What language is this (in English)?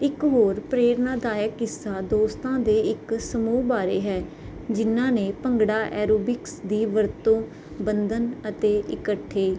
Punjabi